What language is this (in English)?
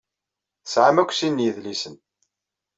Kabyle